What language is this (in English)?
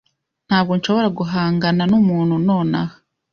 Kinyarwanda